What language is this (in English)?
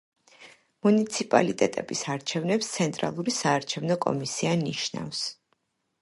Georgian